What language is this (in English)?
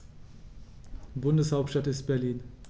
German